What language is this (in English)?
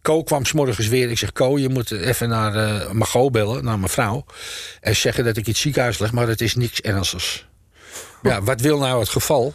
Dutch